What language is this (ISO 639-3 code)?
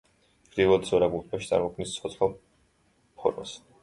kat